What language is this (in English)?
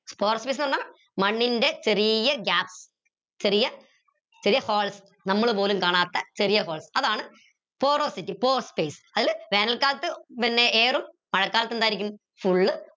Malayalam